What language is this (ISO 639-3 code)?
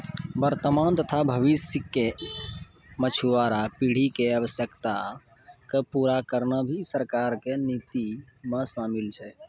mai